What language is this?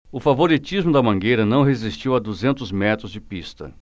Portuguese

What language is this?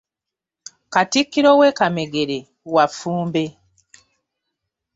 Ganda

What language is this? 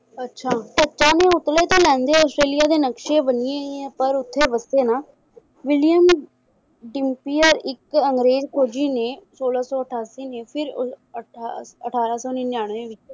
Punjabi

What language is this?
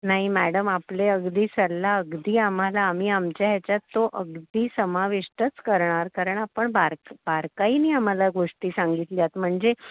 Marathi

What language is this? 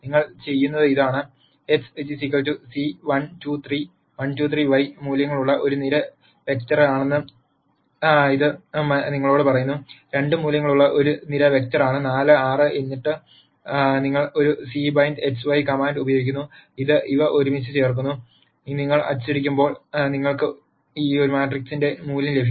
Malayalam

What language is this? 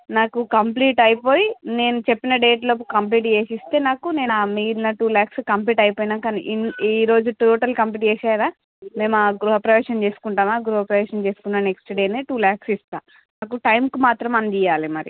Telugu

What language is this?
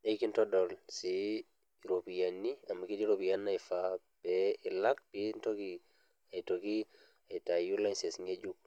Masai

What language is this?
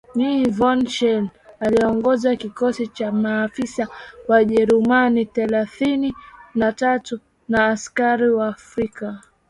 Swahili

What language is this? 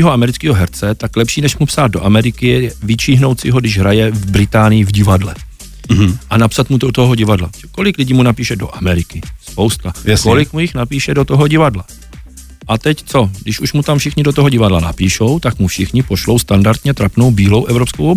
Czech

